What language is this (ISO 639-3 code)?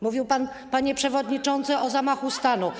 pol